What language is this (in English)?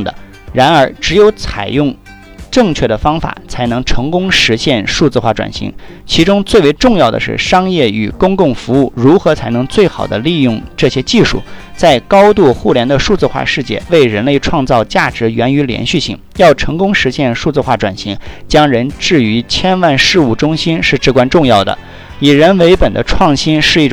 Chinese